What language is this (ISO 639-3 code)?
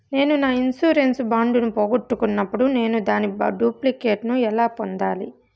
tel